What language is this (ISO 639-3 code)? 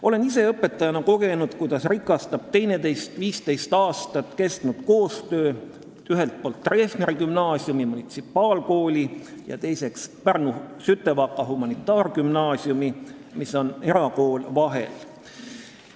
est